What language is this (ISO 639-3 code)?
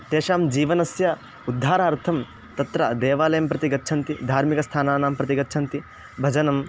san